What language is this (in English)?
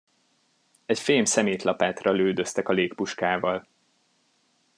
Hungarian